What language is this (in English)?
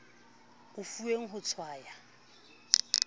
Southern Sotho